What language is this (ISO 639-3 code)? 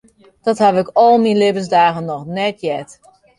fry